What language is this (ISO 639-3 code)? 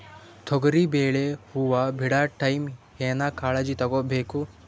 kan